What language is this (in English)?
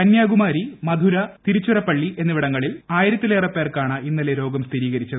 Malayalam